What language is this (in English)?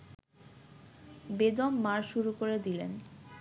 Bangla